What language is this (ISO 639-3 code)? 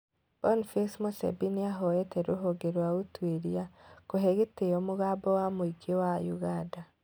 kik